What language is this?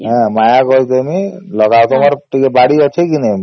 Odia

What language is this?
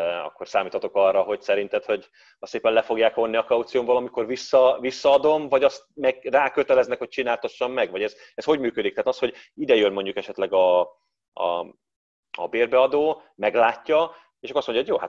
Hungarian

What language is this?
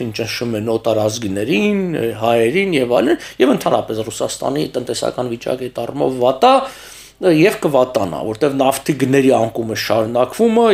Romanian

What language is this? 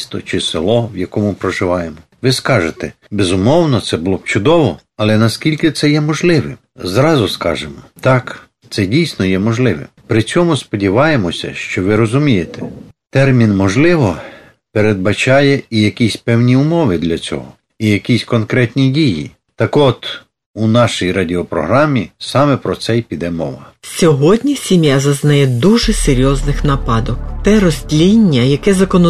Ukrainian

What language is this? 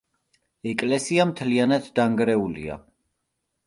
Georgian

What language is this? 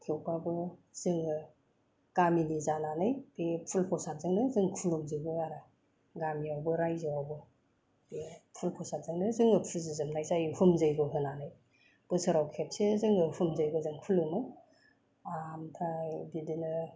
Bodo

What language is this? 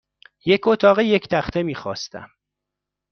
Persian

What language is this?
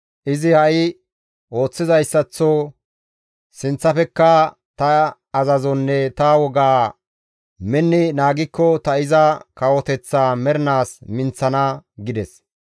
Gamo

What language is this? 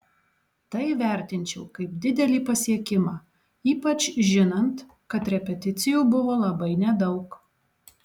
Lithuanian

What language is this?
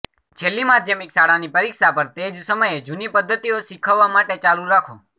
Gujarati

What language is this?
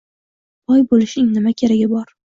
Uzbek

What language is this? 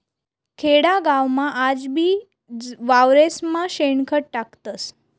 Marathi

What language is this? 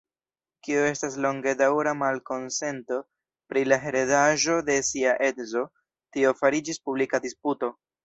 Esperanto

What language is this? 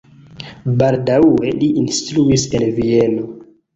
Esperanto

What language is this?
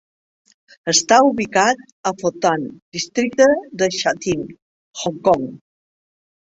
Catalan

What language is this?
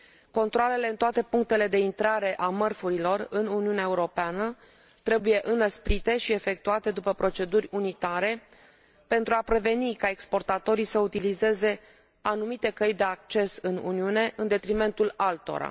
Romanian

